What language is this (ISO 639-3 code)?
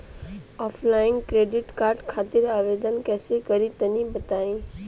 bho